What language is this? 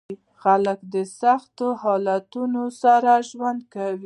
Pashto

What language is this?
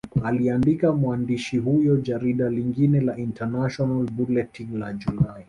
Swahili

